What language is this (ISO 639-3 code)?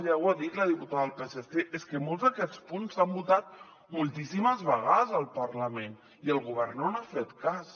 cat